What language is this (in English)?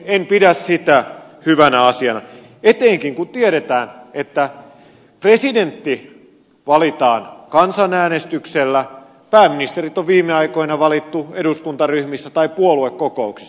Finnish